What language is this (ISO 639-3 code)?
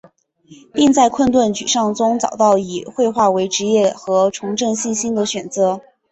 zho